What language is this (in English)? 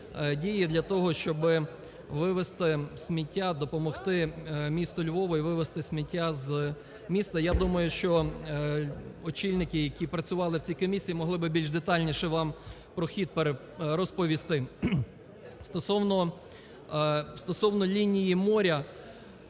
Ukrainian